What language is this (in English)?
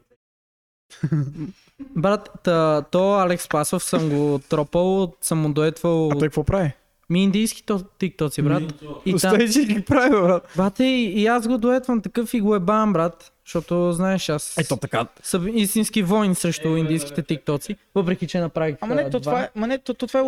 Bulgarian